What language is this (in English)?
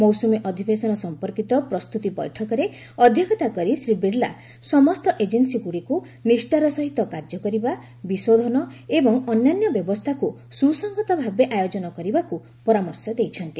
Odia